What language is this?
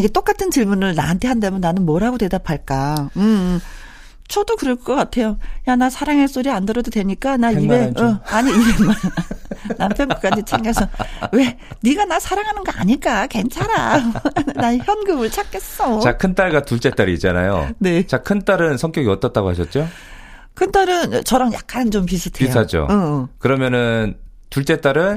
Korean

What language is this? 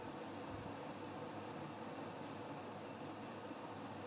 Hindi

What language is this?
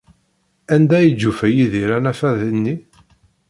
Kabyle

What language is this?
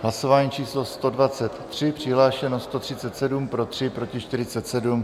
Czech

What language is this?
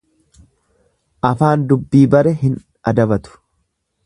Oromo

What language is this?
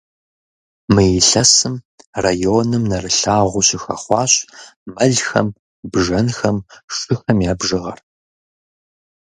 Kabardian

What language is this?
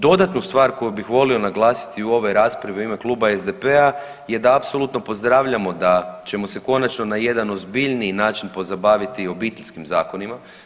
Croatian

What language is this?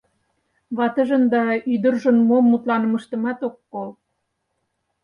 Mari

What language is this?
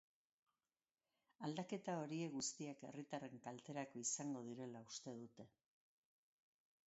Basque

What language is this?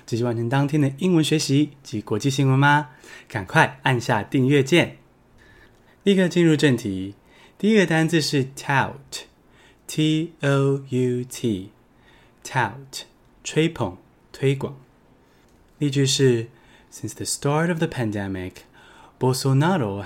Chinese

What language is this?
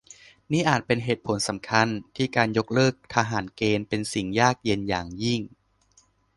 Thai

